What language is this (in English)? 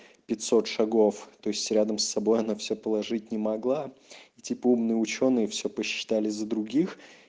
Russian